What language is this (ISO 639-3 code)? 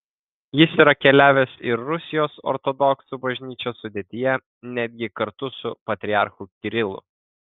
lit